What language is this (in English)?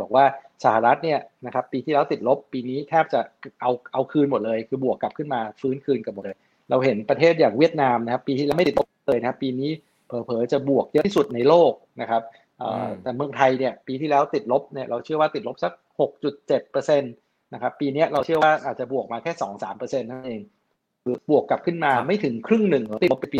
Thai